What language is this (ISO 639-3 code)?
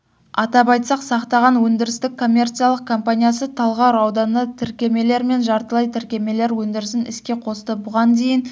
kaz